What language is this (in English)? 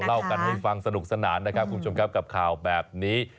Thai